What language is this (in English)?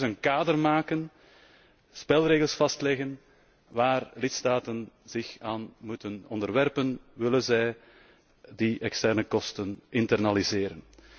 Dutch